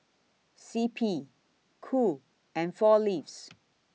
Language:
English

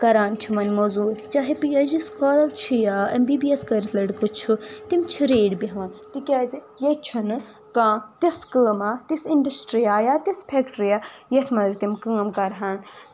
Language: Kashmiri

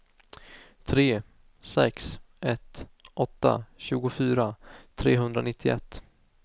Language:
Swedish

